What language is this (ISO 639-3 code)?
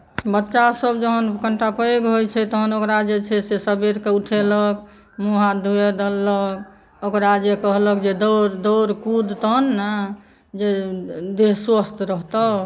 mai